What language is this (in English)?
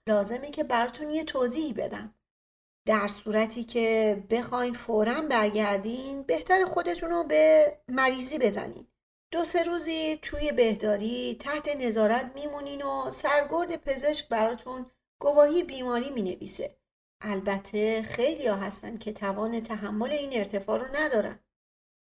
Persian